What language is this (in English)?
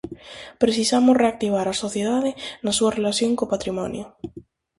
Galician